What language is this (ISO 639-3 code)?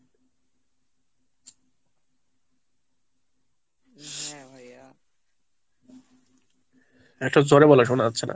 ben